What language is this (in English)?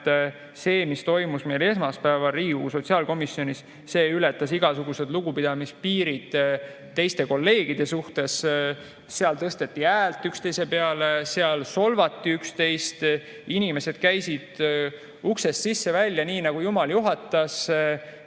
Estonian